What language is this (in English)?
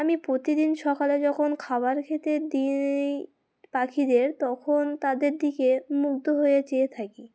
Bangla